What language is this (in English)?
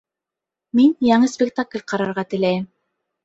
Bashkir